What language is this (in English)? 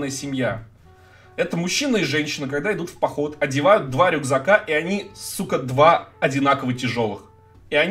Russian